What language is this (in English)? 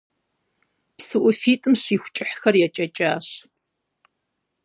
Kabardian